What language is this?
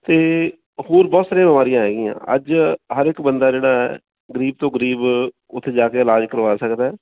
Punjabi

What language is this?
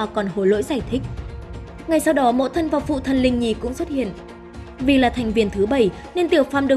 Vietnamese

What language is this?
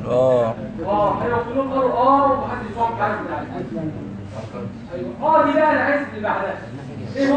Arabic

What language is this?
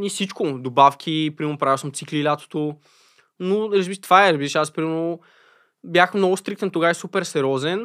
Bulgarian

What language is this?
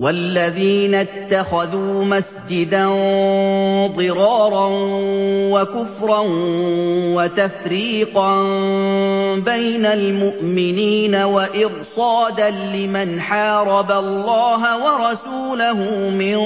Arabic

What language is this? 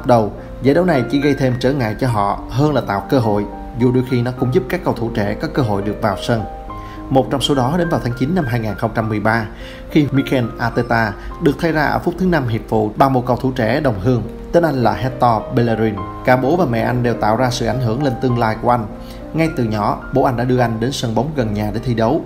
Vietnamese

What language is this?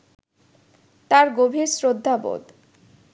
Bangla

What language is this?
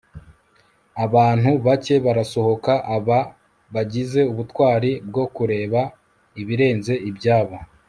Kinyarwanda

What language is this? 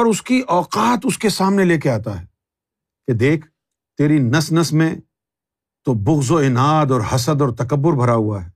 Urdu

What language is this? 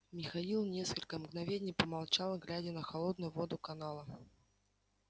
Russian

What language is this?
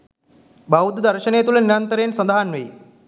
Sinhala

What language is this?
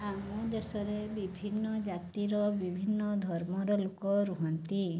Odia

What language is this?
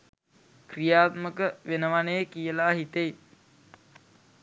Sinhala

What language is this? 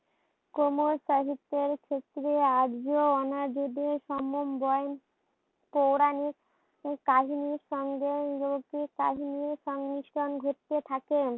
Bangla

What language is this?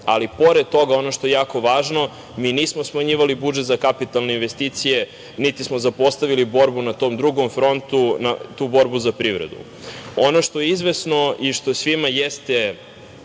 Serbian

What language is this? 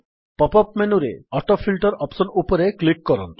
Odia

